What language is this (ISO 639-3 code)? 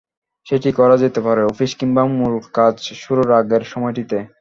ben